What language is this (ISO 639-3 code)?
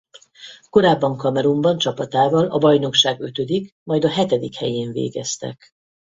hun